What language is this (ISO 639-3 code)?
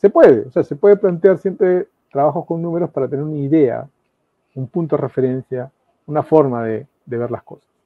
spa